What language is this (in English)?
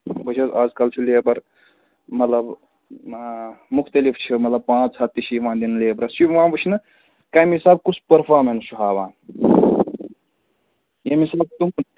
Kashmiri